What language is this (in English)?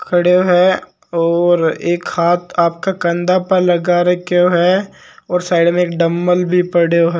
Marwari